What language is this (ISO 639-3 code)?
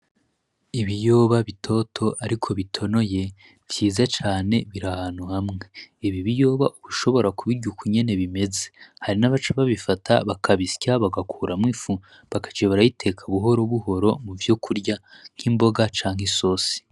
run